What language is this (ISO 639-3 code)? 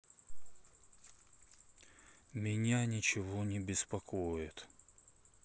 rus